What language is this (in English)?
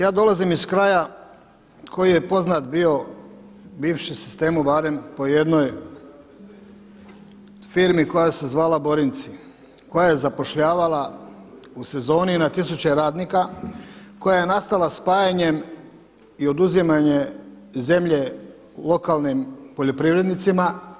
Croatian